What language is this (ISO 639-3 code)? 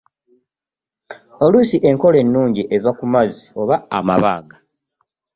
lug